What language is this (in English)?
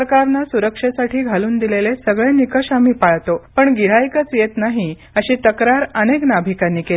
Marathi